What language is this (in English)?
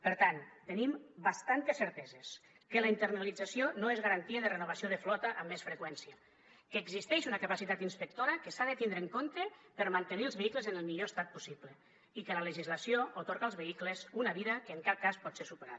Catalan